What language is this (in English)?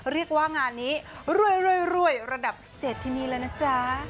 Thai